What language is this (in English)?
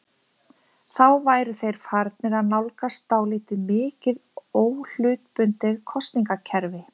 Icelandic